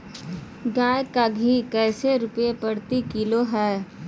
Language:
Magahi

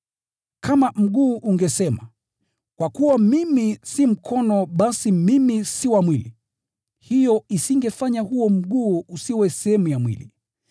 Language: Swahili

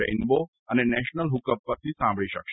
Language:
Gujarati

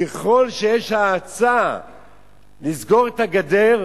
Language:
Hebrew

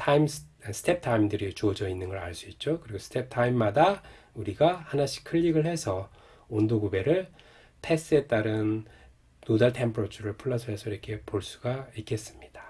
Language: Korean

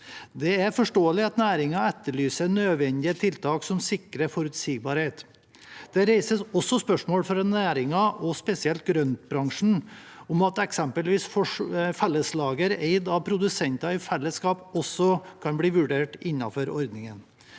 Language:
Norwegian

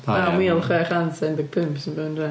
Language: Welsh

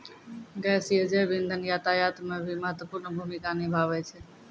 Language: Maithili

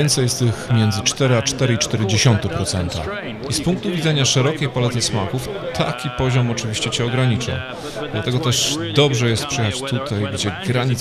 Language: Polish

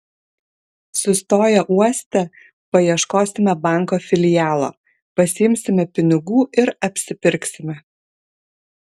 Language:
Lithuanian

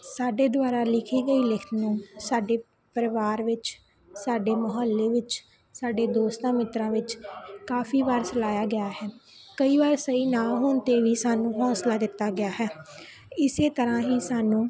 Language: Punjabi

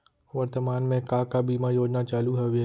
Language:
Chhattisgarhi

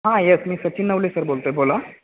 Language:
Marathi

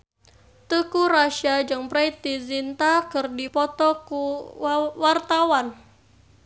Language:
Sundanese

